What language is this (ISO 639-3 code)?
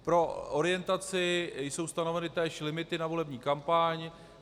ces